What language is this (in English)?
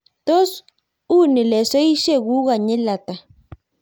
Kalenjin